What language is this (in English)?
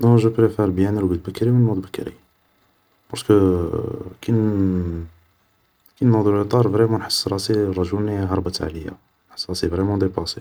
Algerian Arabic